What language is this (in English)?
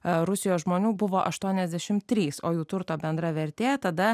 Lithuanian